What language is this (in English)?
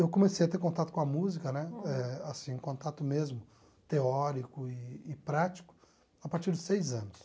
Portuguese